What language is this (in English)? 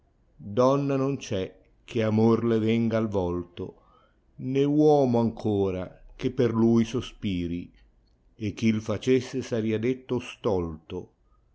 Italian